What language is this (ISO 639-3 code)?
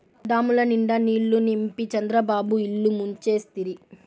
tel